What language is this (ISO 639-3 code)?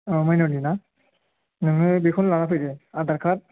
brx